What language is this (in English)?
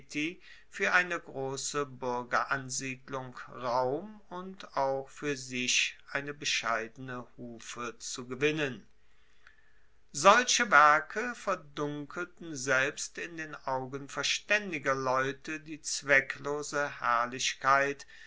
German